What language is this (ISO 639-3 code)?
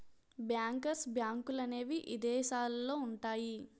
tel